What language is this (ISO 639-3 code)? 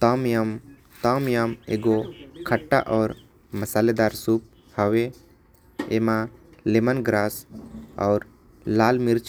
kfp